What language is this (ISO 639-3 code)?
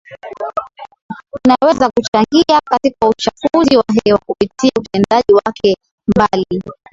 swa